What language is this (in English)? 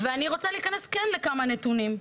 Hebrew